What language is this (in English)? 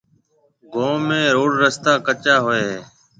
Marwari (Pakistan)